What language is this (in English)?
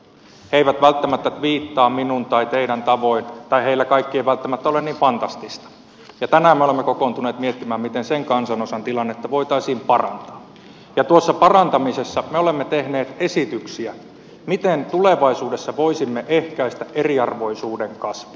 Finnish